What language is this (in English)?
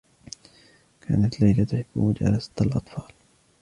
Arabic